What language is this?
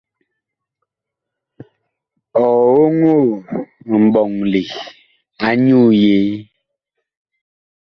Bakoko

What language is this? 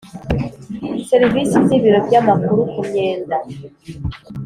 Kinyarwanda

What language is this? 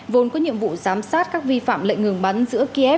Vietnamese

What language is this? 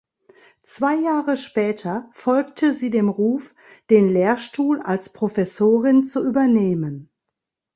German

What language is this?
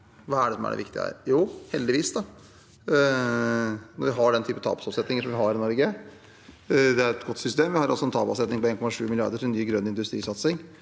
Norwegian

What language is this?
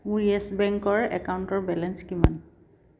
Assamese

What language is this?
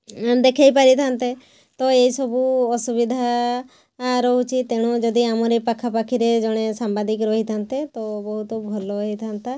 Odia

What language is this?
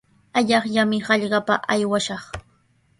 Sihuas Ancash Quechua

